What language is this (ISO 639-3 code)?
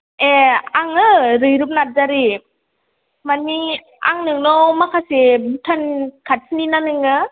brx